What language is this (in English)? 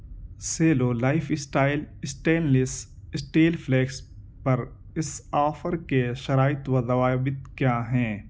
Urdu